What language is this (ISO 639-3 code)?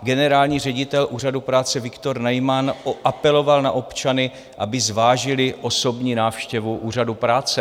ces